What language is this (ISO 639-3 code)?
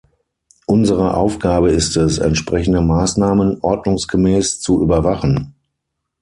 deu